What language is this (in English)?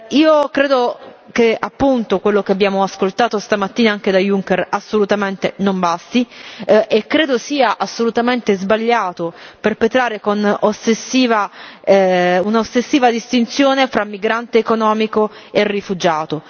Italian